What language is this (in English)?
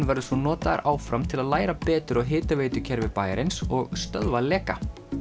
Icelandic